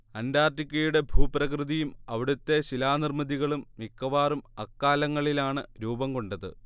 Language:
Malayalam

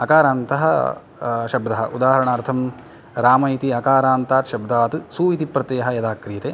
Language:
Sanskrit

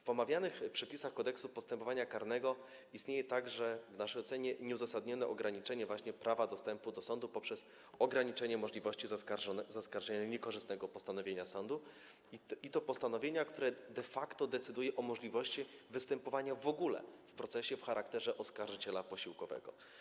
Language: Polish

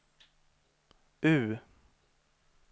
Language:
Swedish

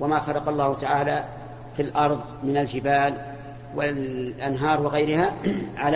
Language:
Arabic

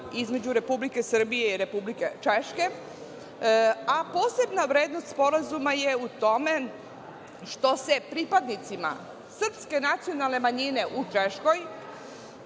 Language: Serbian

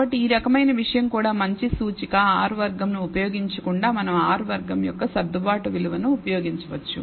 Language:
Telugu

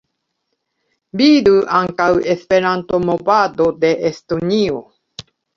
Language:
Esperanto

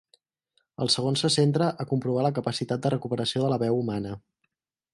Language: Catalan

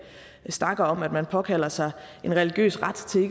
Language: Danish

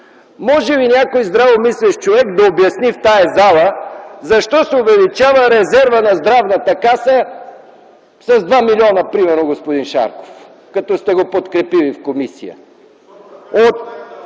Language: Bulgarian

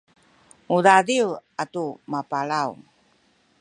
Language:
Sakizaya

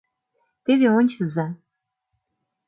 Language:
Mari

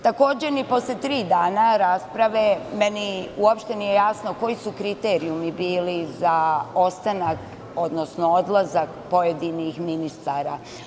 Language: Serbian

